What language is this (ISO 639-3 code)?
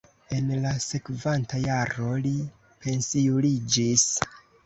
epo